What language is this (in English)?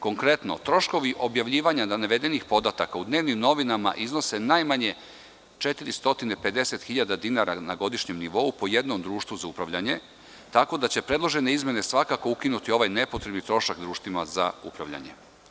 Serbian